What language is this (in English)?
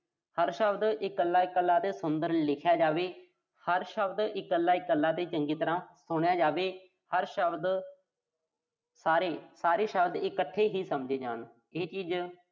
Punjabi